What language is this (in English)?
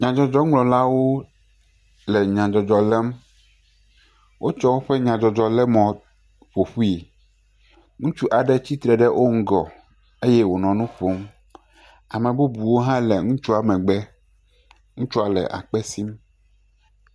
Ewe